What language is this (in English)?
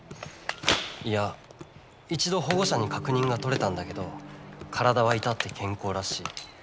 Japanese